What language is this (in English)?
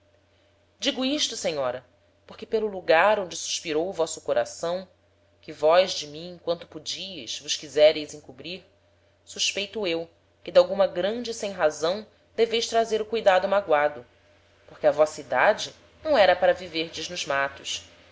Portuguese